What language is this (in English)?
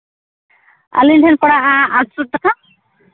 Santali